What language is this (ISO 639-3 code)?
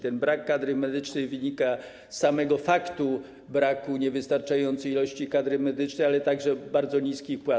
pol